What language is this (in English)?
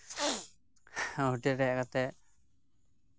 Santali